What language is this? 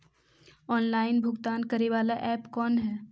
Magahi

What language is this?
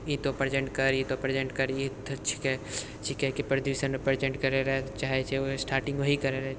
Maithili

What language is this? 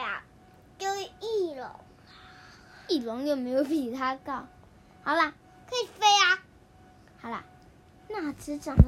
Chinese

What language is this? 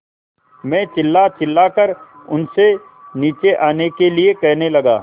Hindi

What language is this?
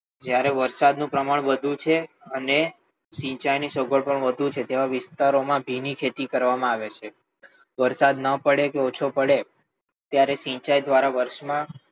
Gujarati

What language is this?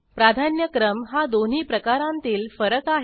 Marathi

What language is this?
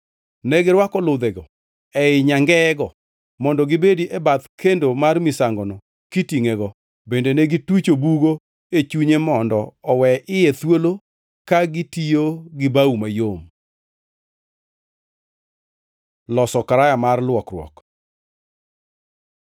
Luo (Kenya and Tanzania)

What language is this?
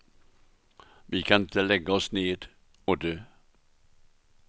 Swedish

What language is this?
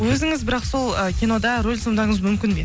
Kazakh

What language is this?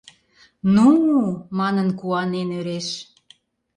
Mari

